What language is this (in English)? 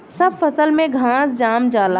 Bhojpuri